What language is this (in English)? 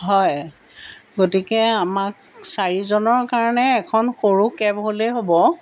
Assamese